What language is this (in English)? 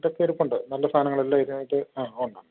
Malayalam